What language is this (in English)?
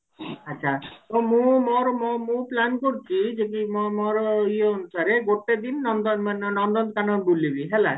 Odia